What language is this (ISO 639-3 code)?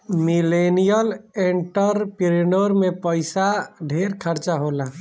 bho